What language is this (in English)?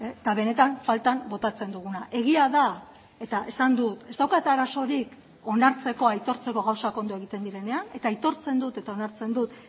Basque